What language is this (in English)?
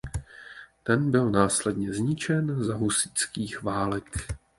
Czech